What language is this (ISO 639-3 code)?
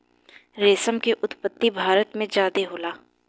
bho